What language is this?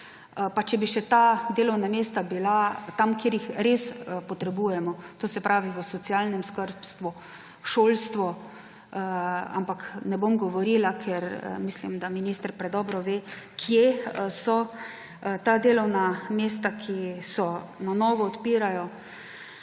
Slovenian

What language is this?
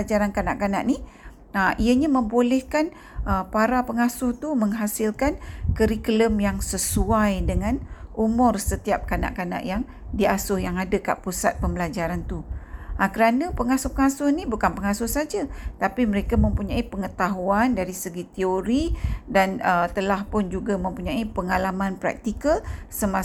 Malay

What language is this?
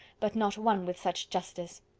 English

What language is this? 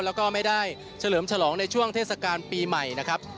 Thai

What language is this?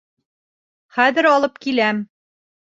Bashkir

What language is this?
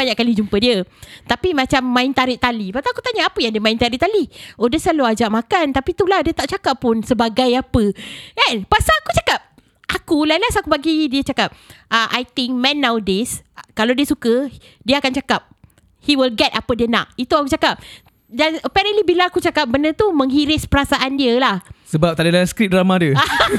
Malay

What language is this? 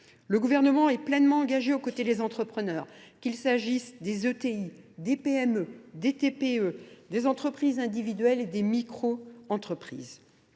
French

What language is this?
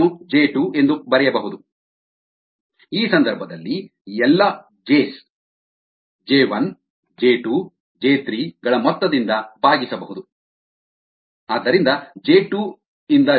Kannada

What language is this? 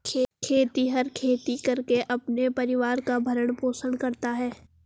Hindi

